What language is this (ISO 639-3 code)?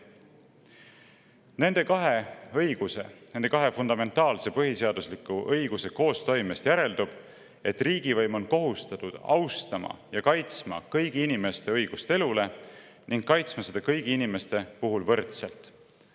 est